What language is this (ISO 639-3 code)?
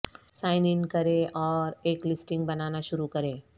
urd